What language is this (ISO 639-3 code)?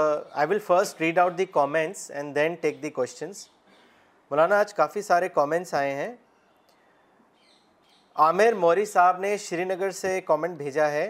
urd